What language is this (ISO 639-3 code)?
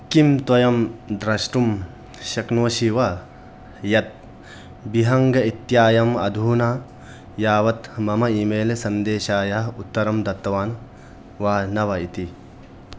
san